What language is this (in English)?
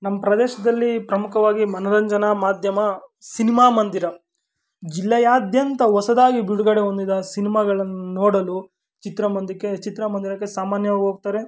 Kannada